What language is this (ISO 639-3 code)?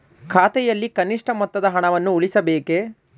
kan